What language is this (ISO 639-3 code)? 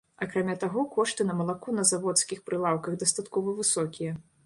bel